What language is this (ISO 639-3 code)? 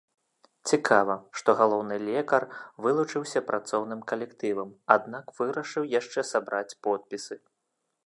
bel